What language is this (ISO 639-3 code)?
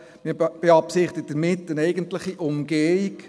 gsw